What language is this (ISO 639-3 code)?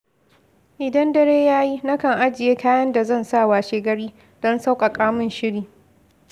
hau